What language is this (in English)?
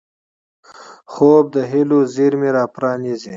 Pashto